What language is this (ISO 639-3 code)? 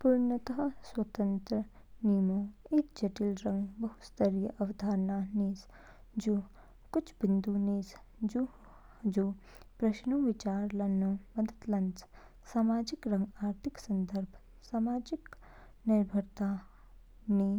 kfk